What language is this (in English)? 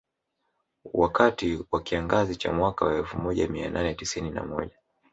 Swahili